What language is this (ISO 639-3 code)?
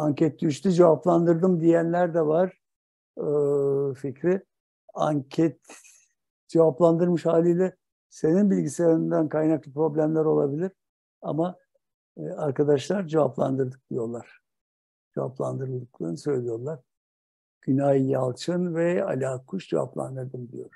tur